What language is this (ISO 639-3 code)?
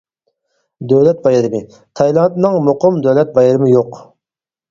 uig